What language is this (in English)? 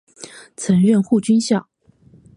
Chinese